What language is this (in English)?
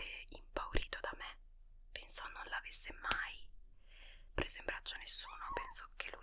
Italian